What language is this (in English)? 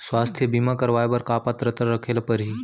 Chhattisgarhi